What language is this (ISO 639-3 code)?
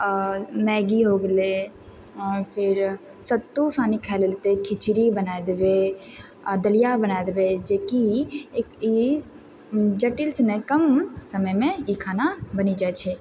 mai